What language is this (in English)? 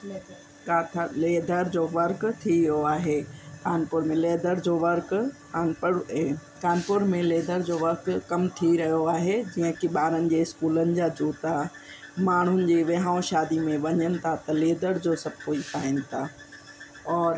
Sindhi